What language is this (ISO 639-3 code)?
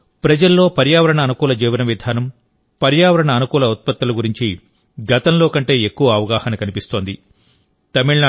tel